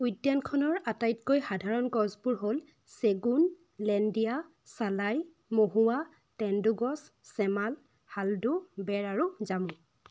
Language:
Assamese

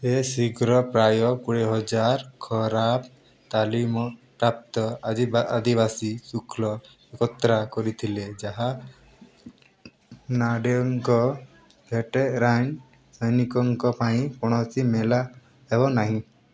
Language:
Odia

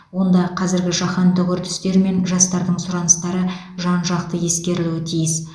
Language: Kazakh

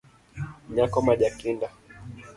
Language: Luo (Kenya and Tanzania)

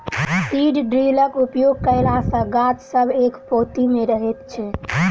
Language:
Maithili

